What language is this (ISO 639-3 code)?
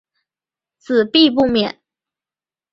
zho